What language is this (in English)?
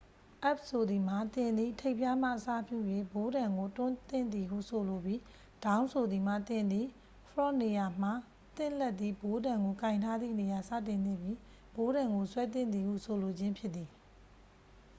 Burmese